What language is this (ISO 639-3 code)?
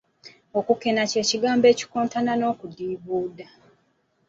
lug